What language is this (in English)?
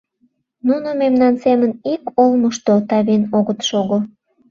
Mari